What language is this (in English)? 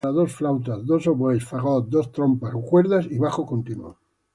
Spanish